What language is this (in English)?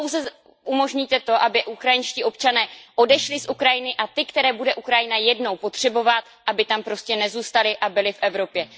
Czech